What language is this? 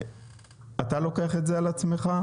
Hebrew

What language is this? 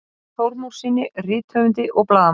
Icelandic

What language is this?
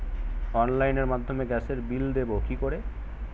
Bangla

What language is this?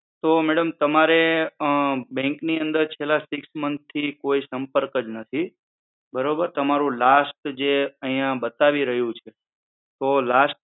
Gujarati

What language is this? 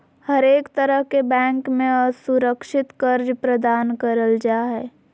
Magahi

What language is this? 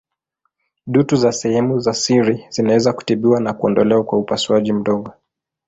Swahili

